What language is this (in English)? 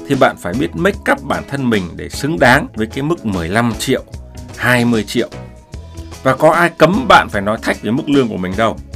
Vietnamese